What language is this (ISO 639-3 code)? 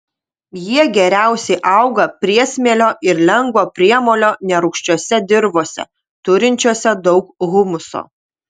lit